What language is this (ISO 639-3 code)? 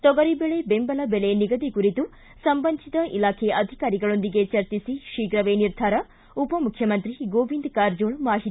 kan